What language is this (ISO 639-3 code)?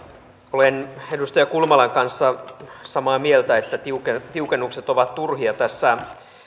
fin